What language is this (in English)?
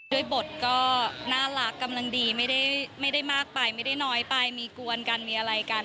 Thai